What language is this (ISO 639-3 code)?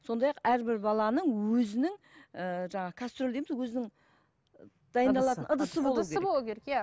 kaz